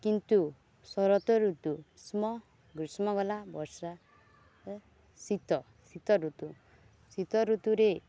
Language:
Odia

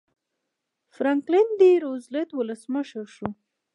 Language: Pashto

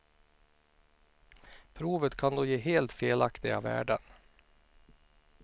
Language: Swedish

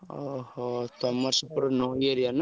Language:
Odia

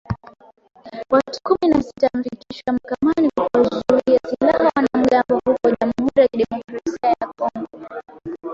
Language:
Swahili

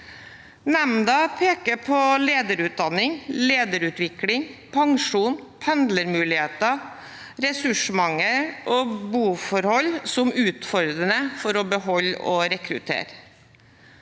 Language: Norwegian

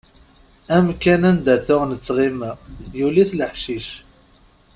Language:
Kabyle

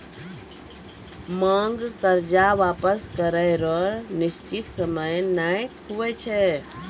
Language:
Maithili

